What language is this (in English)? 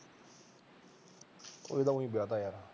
Punjabi